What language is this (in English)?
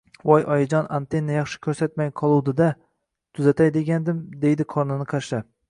Uzbek